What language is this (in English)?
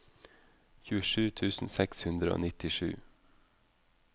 Norwegian